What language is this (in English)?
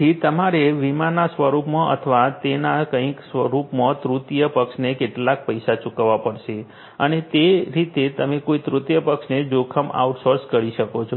Gujarati